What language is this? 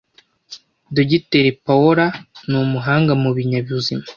Kinyarwanda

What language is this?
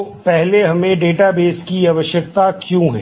Hindi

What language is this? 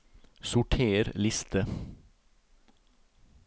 Norwegian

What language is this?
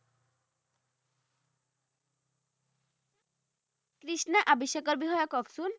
Assamese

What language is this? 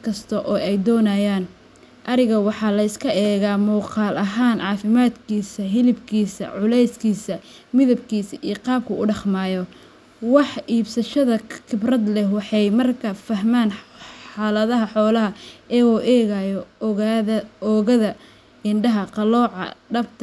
Somali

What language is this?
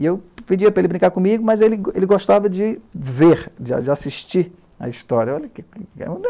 Portuguese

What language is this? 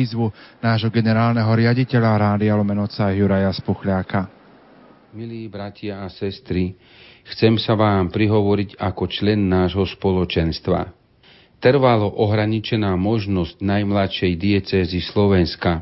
Slovak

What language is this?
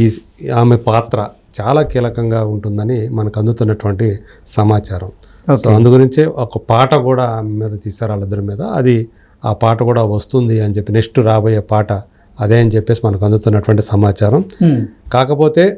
Telugu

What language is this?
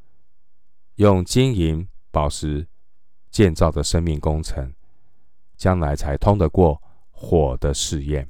Chinese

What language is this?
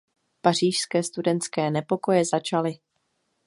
Czech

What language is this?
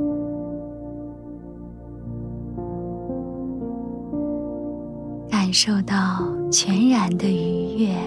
Chinese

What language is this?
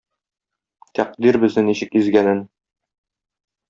Tatar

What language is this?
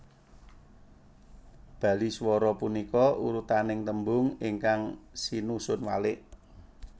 Javanese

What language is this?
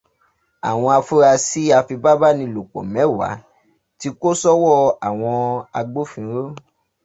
Yoruba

